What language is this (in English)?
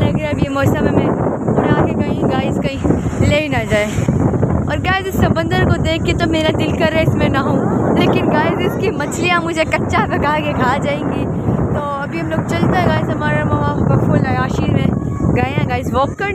Hindi